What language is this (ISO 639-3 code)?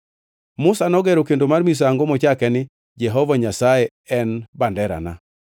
luo